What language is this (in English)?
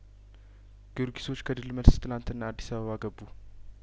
Amharic